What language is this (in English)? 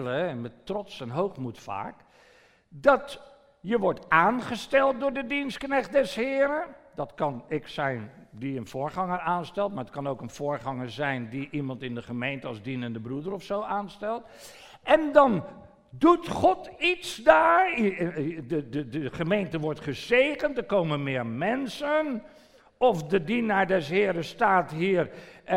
Dutch